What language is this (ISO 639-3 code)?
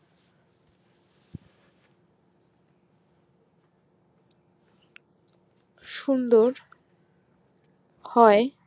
ben